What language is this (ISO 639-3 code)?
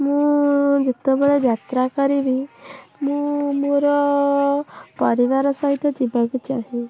ori